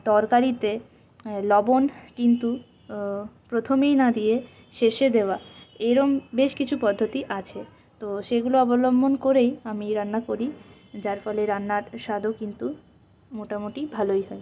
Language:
Bangla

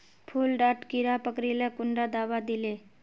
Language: Magahi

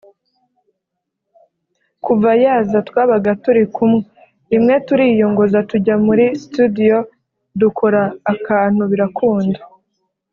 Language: Kinyarwanda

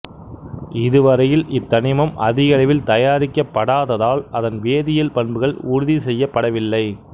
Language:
Tamil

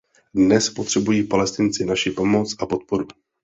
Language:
Czech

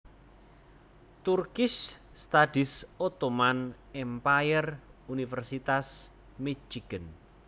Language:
Javanese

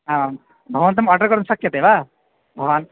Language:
Sanskrit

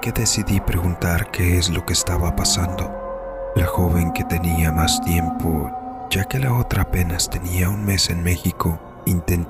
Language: Spanish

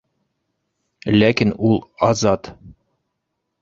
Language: Bashkir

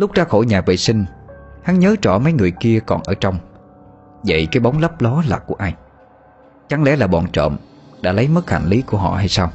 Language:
Vietnamese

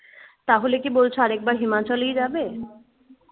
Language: Bangla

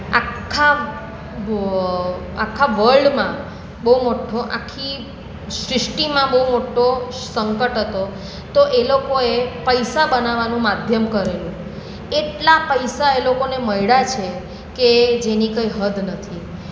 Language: Gujarati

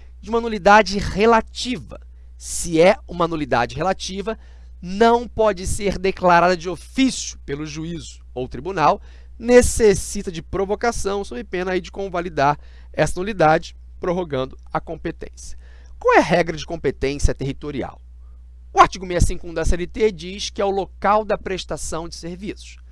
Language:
Portuguese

